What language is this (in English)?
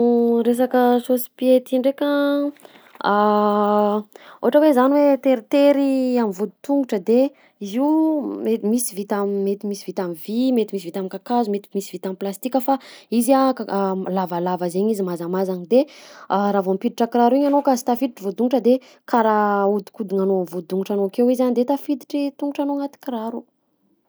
Southern Betsimisaraka Malagasy